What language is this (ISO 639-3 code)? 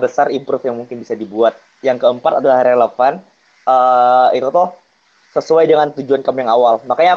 ind